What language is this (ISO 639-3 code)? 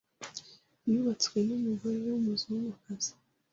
kin